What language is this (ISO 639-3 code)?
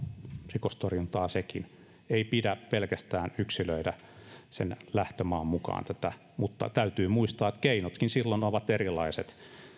fin